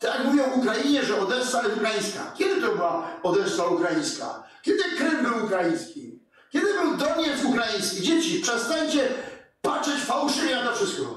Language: Polish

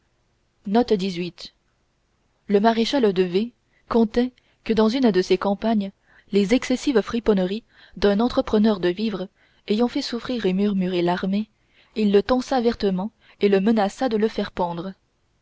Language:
French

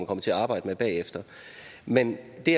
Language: Danish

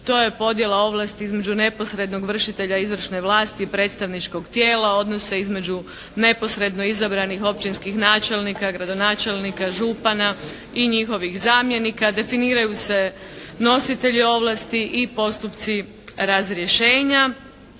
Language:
Croatian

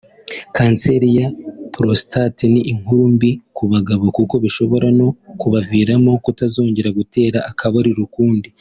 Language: Kinyarwanda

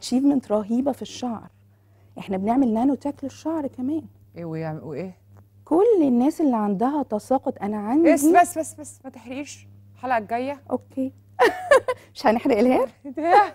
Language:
Arabic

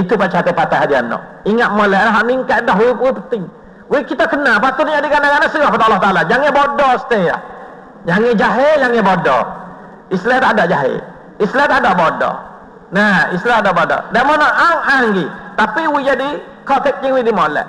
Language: Malay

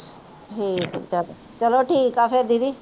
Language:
Punjabi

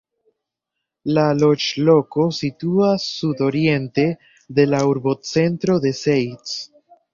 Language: Esperanto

